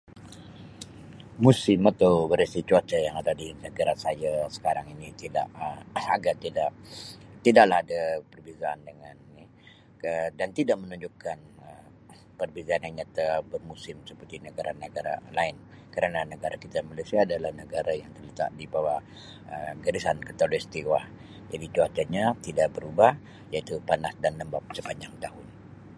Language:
Sabah Malay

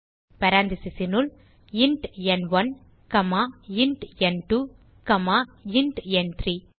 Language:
Tamil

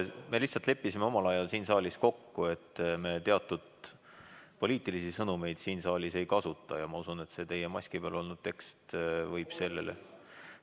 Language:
Estonian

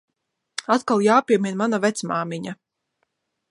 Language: Latvian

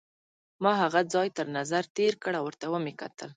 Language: Pashto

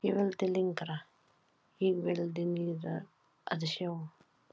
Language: Icelandic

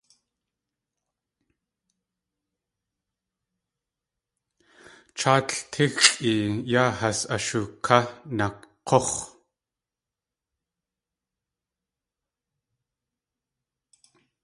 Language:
Tlingit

